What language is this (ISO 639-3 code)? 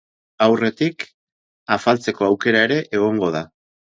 eus